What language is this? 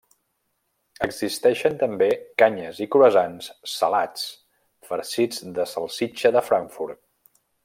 Catalan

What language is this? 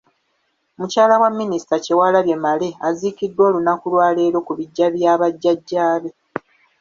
Ganda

